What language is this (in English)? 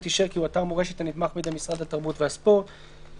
Hebrew